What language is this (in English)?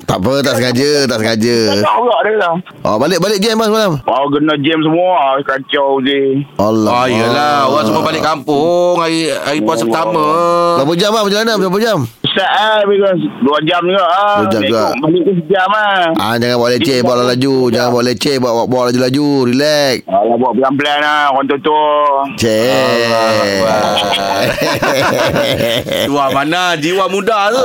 Malay